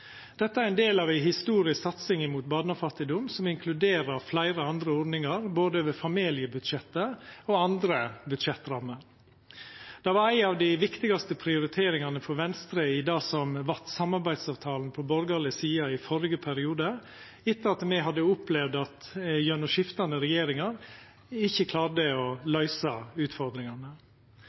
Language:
Norwegian Nynorsk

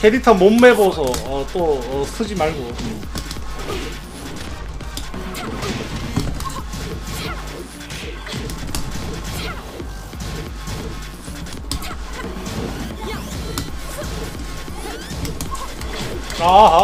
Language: Korean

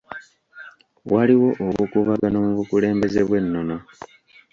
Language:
Ganda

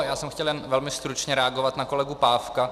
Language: Czech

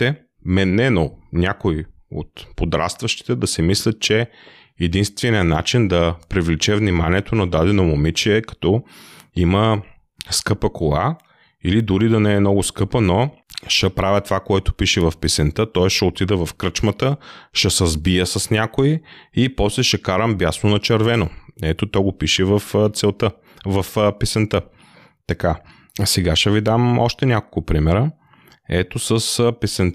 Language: Bulgarian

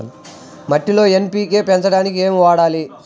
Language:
Telugu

